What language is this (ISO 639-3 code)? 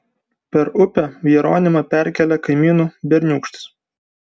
lit